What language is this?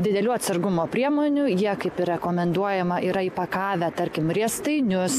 Lithuanian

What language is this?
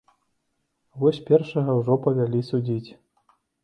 Belarusian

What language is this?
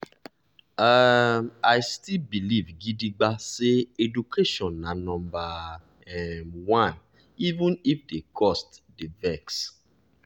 Nigerian Pidgin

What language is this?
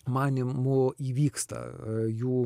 Lithuanian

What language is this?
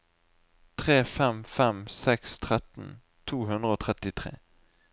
Norwegian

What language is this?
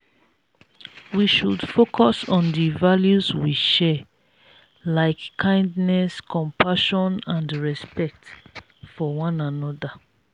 Nigerian Pidgin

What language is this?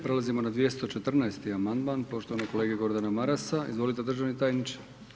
Croatian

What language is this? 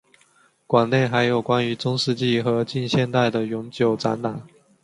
Chinese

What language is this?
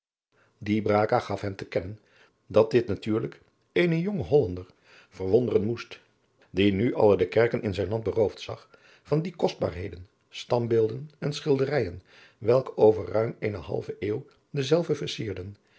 Dutch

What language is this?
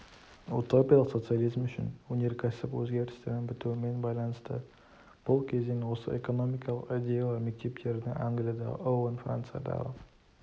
Kazakh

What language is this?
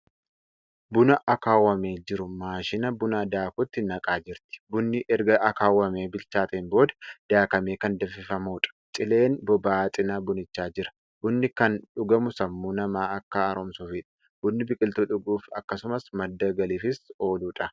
Oromo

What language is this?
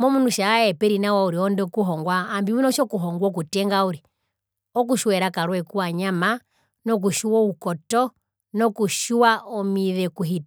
Herero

